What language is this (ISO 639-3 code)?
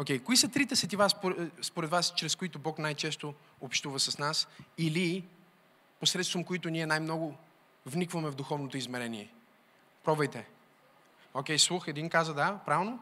bul